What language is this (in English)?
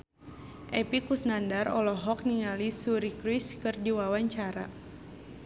Sundanese